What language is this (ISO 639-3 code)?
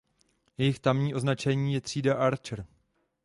ces